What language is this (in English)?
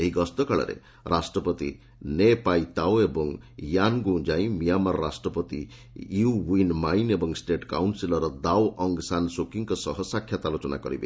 Odia